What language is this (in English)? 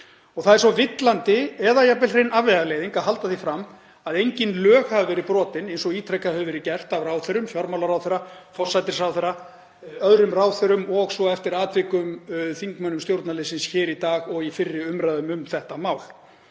Icelandic